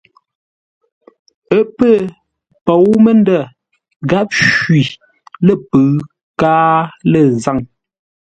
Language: Ngombale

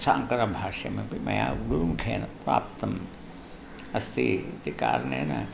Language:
Sanskrit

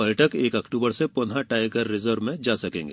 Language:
Hindi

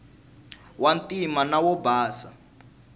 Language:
Tsonga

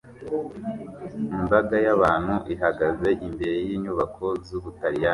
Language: Kinyarwanda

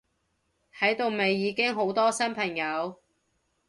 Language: Cantonese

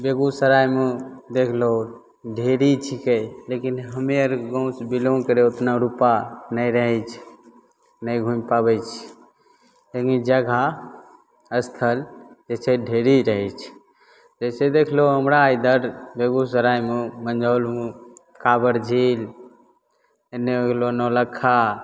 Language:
Maithili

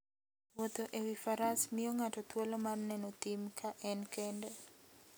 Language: Luo (Kenya and Tanzania)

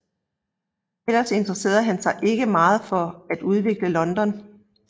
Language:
Danish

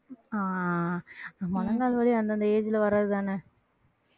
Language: Tamil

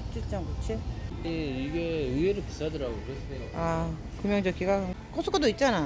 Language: Korean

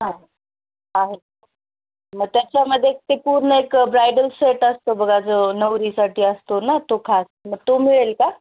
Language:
Marathi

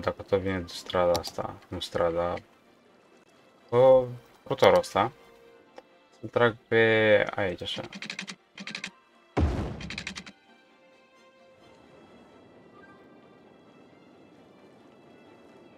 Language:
Romanian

